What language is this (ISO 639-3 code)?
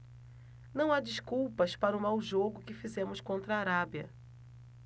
por